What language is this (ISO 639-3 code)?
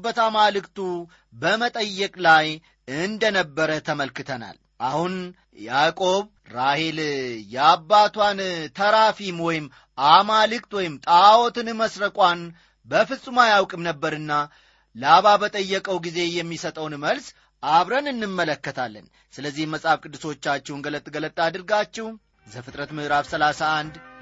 amh